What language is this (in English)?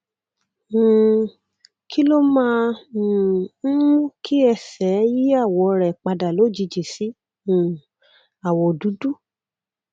Yoruba